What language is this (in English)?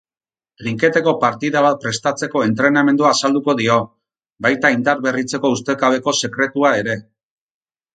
Basque